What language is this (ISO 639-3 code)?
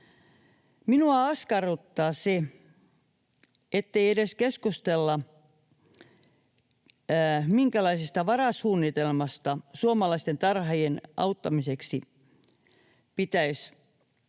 fin